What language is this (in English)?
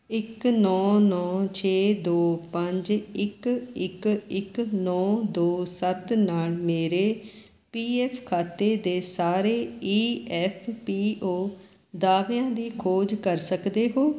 Punjabi